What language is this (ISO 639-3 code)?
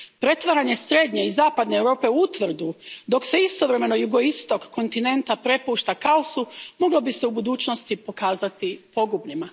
hrv